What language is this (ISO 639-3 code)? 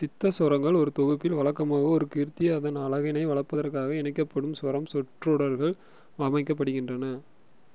tam